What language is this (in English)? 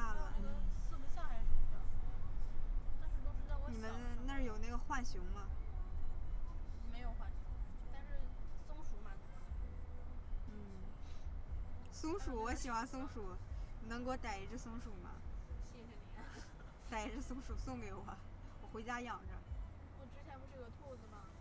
Chinese